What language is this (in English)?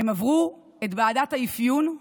Hebrew